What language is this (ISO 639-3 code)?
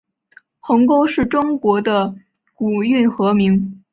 zho